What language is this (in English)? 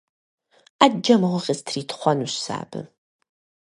Kabardian